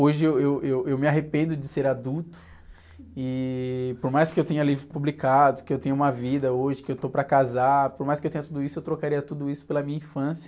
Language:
Portuguese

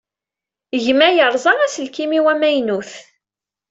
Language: Kabyle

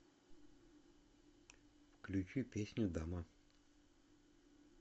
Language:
Russian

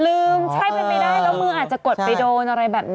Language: Thai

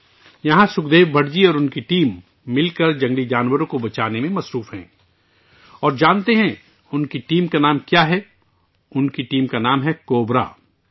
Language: Urdu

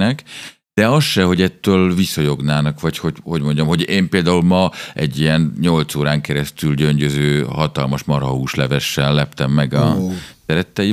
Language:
Hungarian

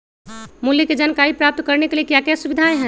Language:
Magahi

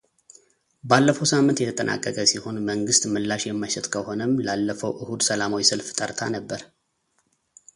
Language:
Amharic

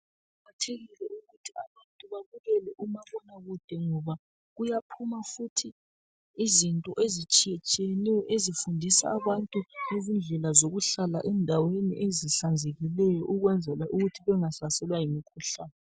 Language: North Ndebele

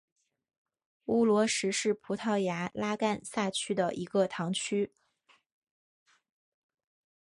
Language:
Chinese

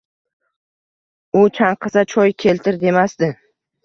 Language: Uzbek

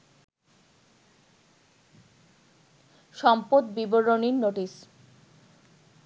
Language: Bangla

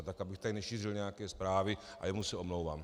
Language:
Czech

